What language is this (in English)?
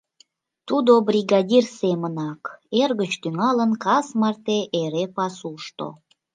Mari